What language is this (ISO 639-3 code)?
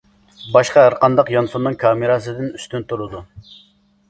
uig